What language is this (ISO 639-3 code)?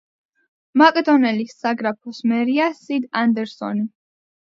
kat